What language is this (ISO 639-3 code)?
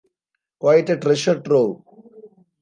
eng